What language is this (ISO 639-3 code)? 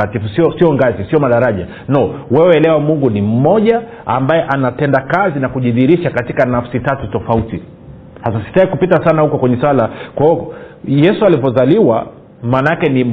swa